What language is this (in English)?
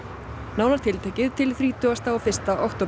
Icelandic